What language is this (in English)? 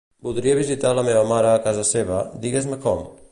Catalan